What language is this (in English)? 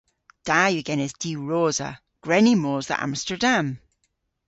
Cornish